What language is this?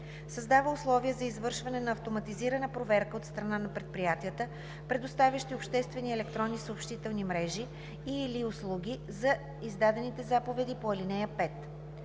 Bulgarian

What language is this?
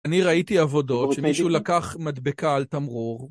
Hebrew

